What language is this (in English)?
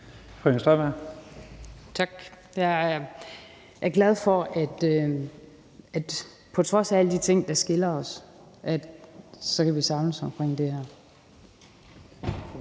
Danish